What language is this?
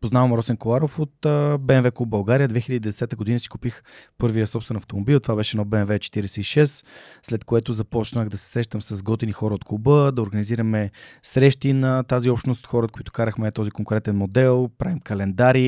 Bulgarian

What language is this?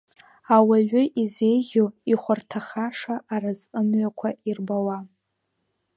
Abkhazian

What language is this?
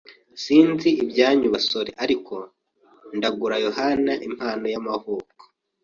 Kinyarwanda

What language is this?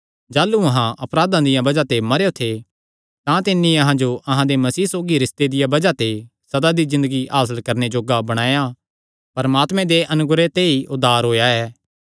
Kangri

